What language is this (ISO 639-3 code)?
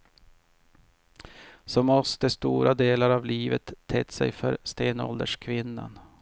swe